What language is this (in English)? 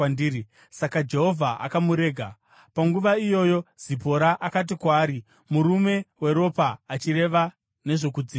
Shona